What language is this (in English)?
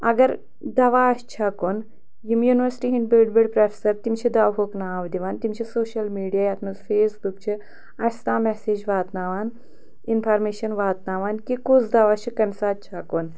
Kashmiri